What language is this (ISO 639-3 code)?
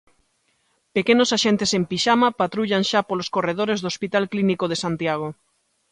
glg